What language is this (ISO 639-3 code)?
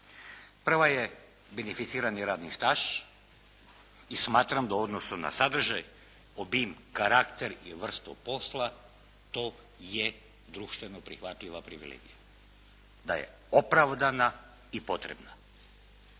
hrv